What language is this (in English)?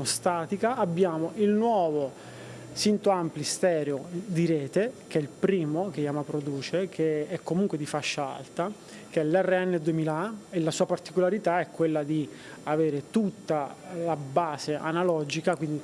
Italian